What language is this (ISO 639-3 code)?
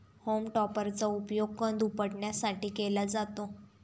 mar